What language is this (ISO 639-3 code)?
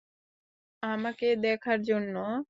ben